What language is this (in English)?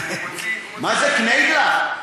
Hebrew